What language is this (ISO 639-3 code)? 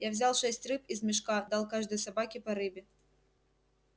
rus